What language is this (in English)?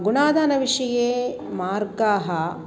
Sanskrit